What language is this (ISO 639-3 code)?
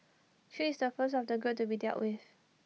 eng